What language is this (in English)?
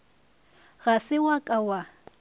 Northern Sotho